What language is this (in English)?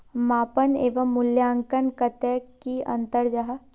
Magahi